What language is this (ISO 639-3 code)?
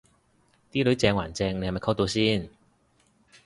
yue